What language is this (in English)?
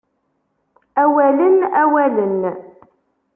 Kabyle